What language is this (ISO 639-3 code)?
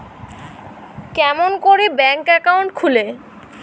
ben